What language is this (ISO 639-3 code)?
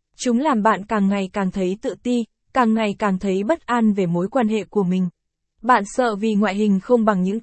vie